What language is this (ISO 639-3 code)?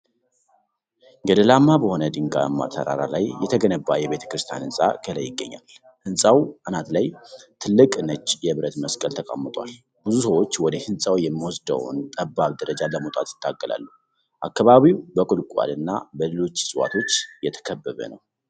amh